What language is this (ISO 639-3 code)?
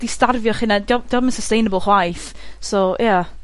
cym